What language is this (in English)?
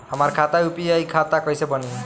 Bhojpuri